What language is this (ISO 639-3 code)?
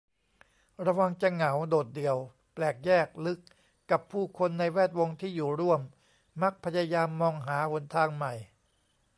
tha